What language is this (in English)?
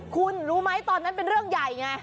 Thai